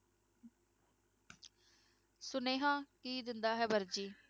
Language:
Punjabi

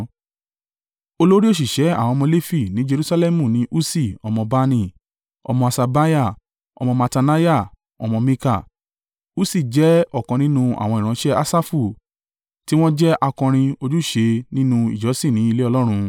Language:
Yoruba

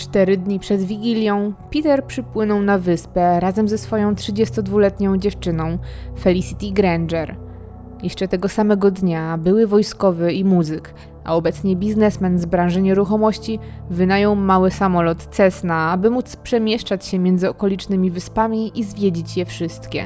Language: Polish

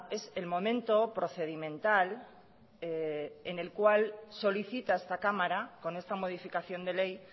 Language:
Spanish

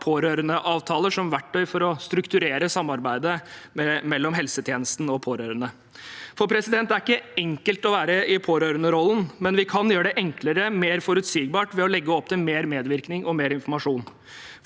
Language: Norwegian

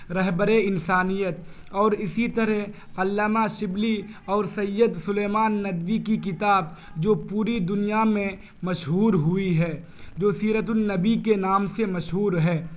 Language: Urdu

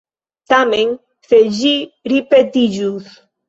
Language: Esperanto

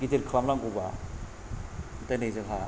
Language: Bodo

